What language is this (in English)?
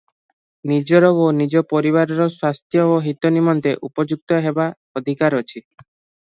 Odia